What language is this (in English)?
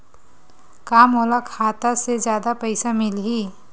Chhattisgarhi